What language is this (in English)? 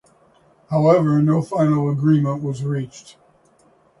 English